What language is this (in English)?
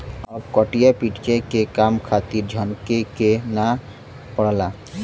Bhojpuri